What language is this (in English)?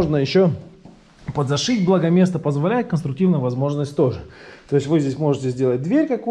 Russian